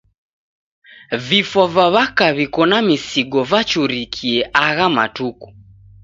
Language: Taita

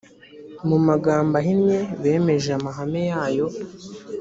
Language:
Kinyarwanda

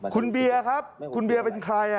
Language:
Thai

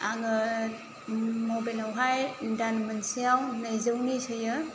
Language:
Bodo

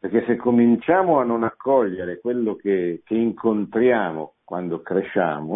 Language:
Italian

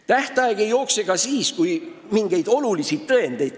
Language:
Estonian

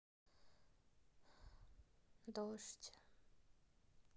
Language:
Russian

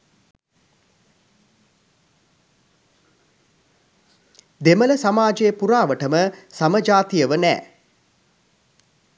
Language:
Sinhala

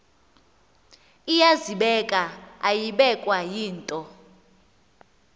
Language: Xhosa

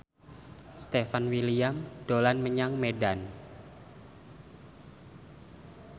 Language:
Javanese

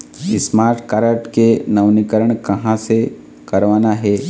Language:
Chhattisgarhi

